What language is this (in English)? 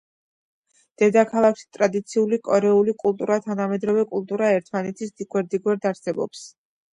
Georgian